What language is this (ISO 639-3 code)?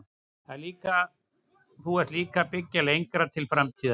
isl